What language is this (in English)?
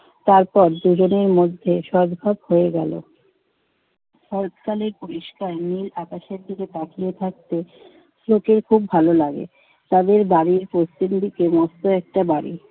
Bangla